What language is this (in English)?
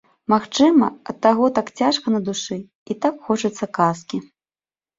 Belarusian